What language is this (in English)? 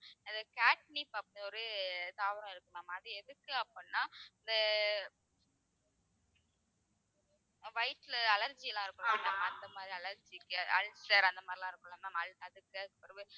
Tamil